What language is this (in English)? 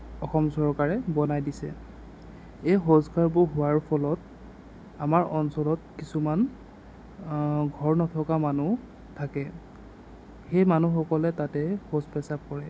Assamese